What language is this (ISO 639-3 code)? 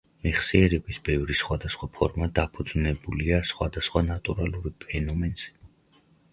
kat